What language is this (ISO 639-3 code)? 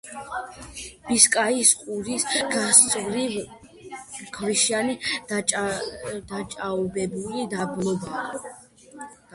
kat